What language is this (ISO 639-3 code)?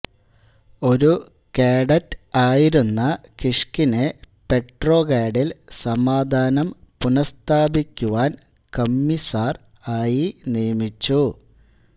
mal